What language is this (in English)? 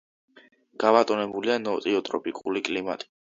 Georgian